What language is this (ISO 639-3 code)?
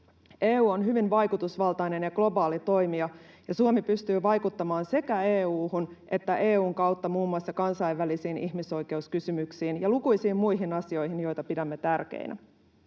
fin